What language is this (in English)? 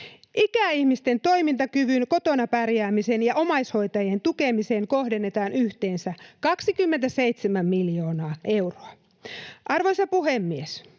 Finnish